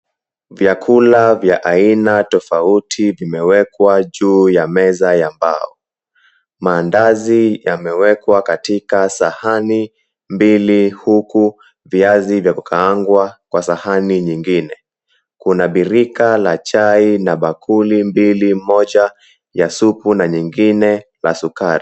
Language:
Swahili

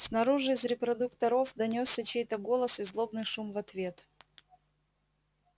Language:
Russian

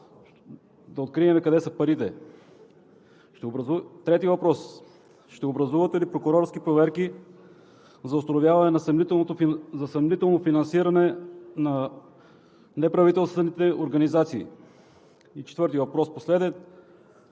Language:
Bulgarian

